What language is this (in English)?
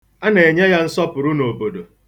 Igbo